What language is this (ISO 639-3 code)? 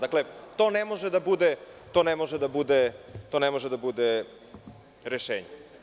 srp